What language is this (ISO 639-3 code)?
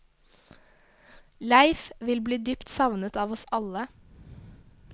nor